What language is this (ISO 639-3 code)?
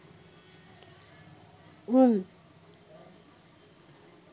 sin